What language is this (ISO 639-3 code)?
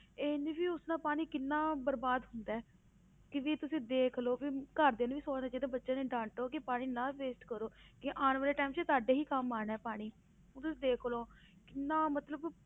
pan